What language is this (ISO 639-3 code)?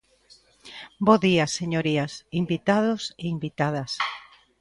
glg